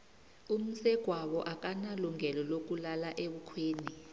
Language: South Ndebele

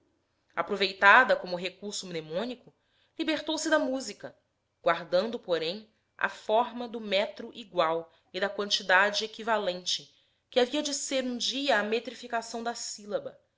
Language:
Portuguese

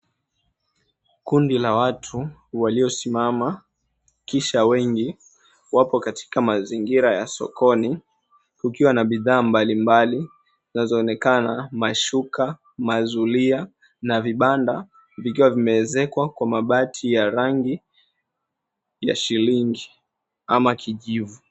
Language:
Swahili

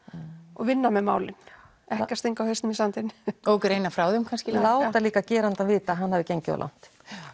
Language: Icelandic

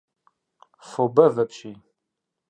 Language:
Kabardian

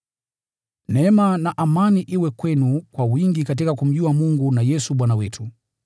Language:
Swahili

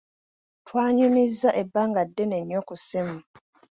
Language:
Ganda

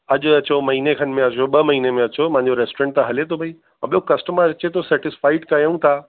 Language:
Sindhi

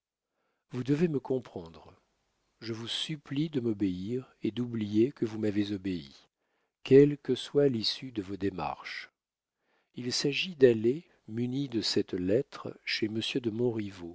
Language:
French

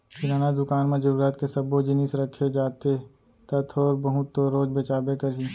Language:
Chhattisgarhi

